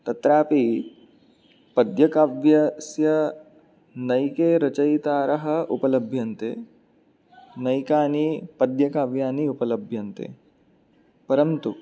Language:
Sanskrit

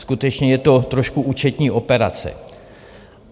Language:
Czech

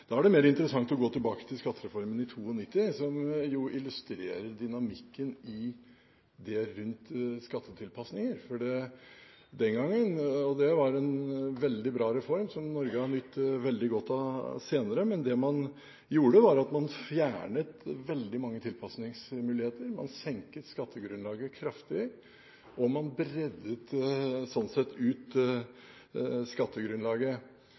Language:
Norwegian Bokmål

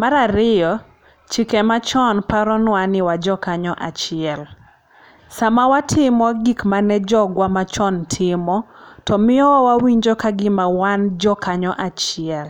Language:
Luo (Kenya and Tanzania)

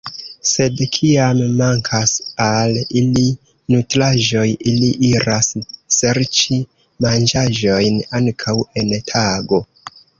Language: Esperanto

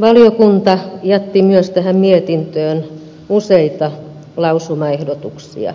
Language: Finnish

